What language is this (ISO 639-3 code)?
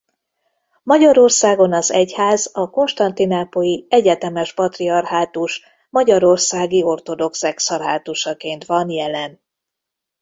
hun